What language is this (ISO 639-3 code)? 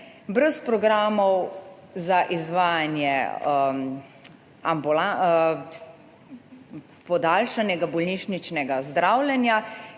slv